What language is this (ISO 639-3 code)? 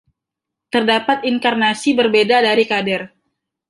ind